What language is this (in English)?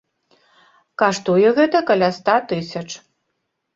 Belarusian